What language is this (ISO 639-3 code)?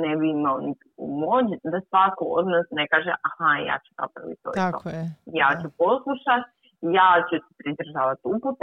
hrv